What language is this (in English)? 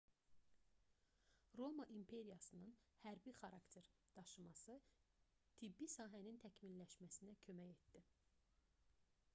Azerbaijani